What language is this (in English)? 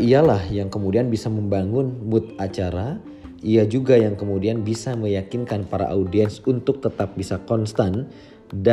Indonesian